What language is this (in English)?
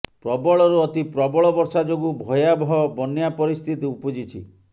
Odia